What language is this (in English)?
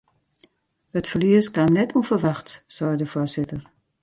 Western Frisian